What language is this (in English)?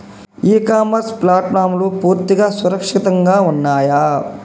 Telugu